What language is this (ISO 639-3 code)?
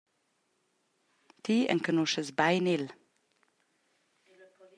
roh